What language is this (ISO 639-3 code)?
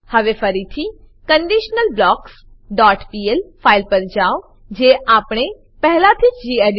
guj